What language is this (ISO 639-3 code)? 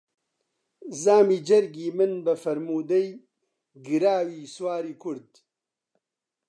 ckb